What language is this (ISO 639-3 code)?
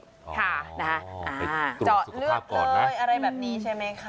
tha